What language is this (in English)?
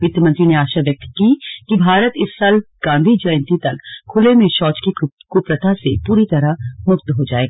Hindi